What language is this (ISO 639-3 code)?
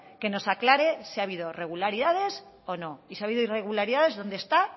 spa